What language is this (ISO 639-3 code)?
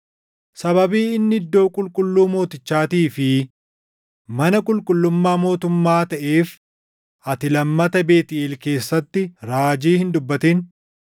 orm